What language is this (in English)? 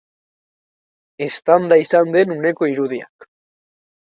Basque